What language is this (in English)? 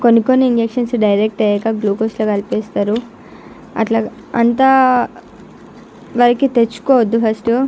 Telugu